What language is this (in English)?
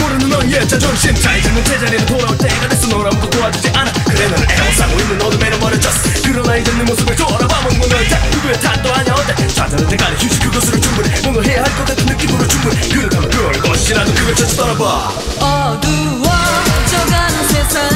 Korean